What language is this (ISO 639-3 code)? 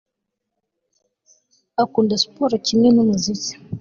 kin